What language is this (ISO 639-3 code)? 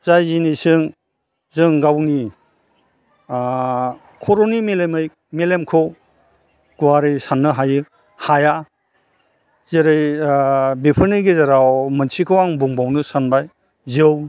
brx